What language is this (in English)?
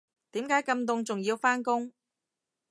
Cantonese